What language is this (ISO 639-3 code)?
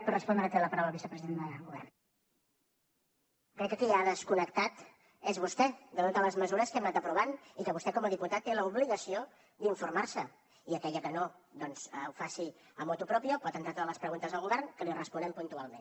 cat